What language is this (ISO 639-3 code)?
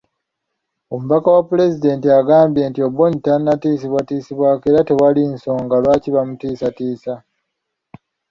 lug